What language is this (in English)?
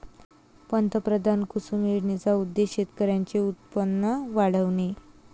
Marathi